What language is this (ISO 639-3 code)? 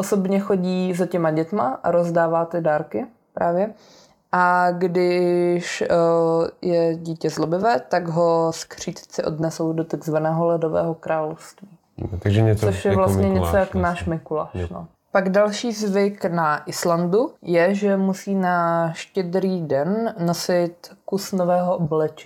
ces